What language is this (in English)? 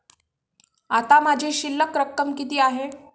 Marathi